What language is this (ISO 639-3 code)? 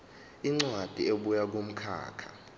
zul